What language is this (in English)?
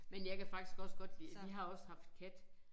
Danish